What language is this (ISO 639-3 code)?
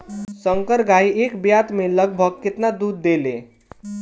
bho